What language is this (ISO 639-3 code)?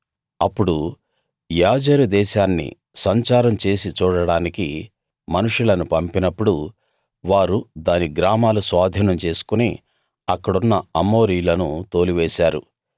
tel